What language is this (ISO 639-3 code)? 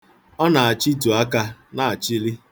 ibo